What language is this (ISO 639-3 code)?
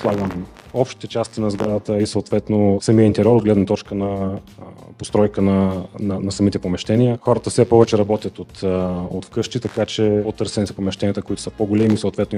bul